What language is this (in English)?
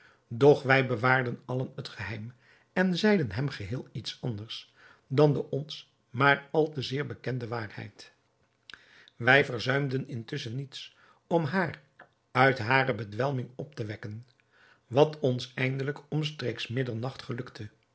Dutch